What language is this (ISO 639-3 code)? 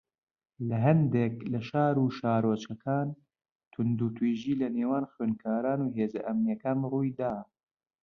ckb